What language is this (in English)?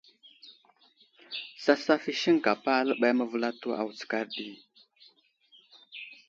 Wuzlam